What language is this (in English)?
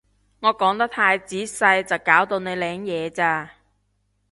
Cantonese